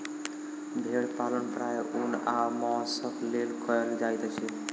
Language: Maithili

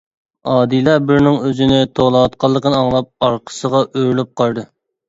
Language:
Uyghur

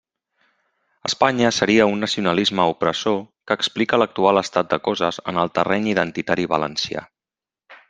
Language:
Catalan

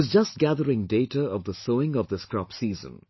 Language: English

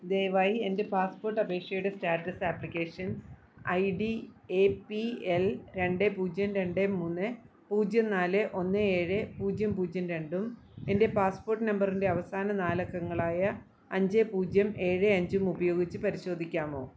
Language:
Malayalam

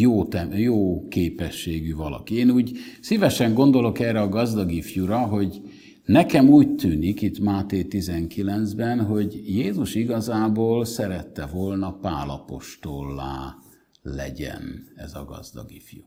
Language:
Hungarian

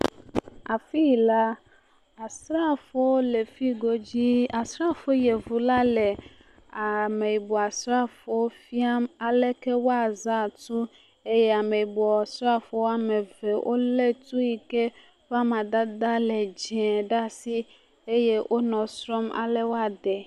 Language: Ewe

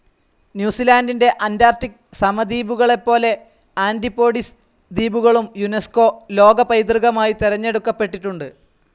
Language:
Malayalam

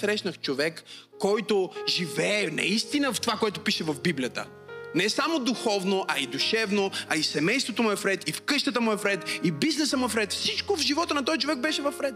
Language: Bulgarian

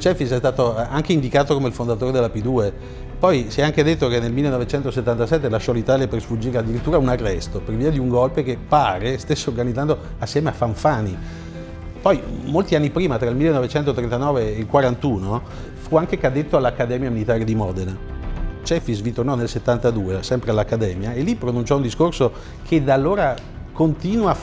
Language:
Italian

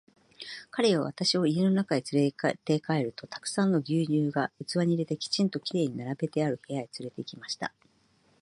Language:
Japanese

